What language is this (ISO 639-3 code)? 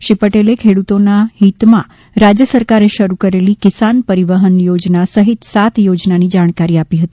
guj